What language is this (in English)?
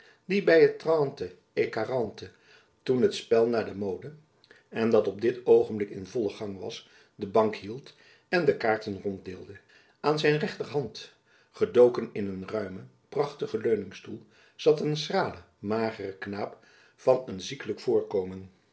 Dutch